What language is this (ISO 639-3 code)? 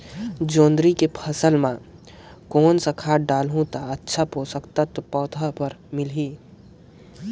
hne